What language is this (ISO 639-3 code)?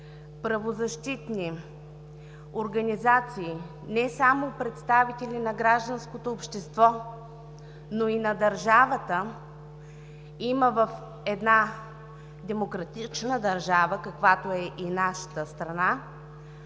bul